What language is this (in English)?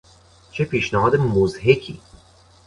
Persian